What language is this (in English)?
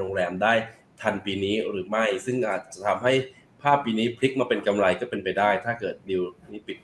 Thai